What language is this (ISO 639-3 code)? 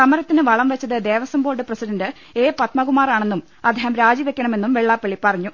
mal